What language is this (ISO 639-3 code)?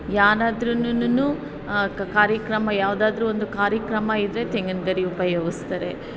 kan